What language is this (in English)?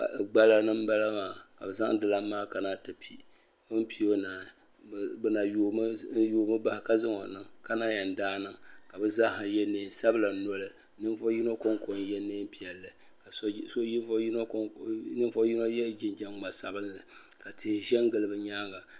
Dagbani